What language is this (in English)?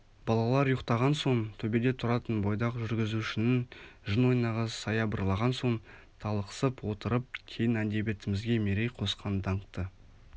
Kazakh